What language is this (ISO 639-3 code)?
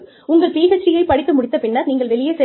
tam